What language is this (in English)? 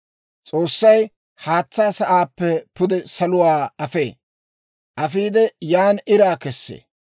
Dawro